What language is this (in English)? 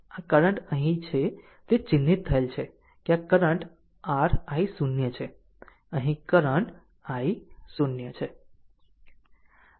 Gujarati